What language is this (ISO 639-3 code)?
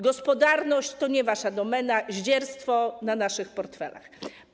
pol